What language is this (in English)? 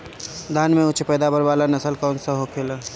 Bhojpuri